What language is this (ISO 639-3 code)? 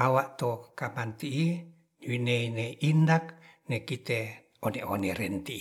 rth